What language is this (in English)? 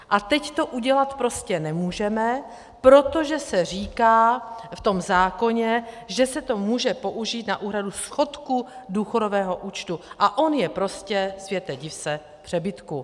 Czech